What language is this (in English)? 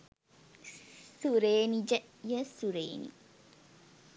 Sinhala